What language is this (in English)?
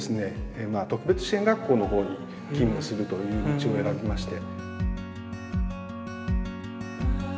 Japanese